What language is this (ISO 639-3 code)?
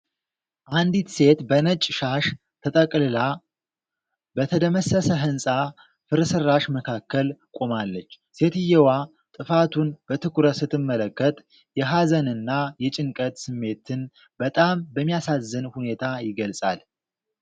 amh